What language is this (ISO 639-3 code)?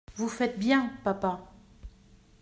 fra